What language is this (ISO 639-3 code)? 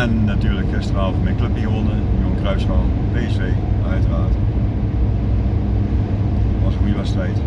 nld